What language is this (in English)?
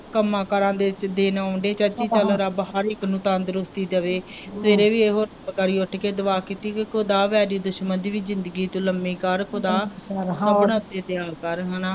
Punjabi